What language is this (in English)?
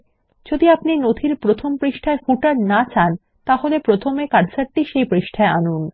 Bangla